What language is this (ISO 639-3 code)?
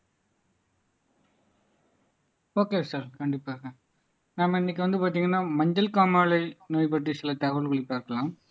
tam